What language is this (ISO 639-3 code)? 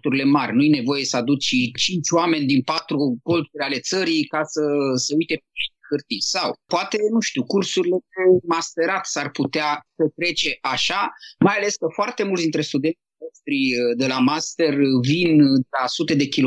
ron